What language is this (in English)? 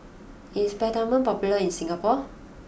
English